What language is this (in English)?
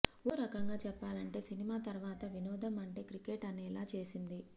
Telugu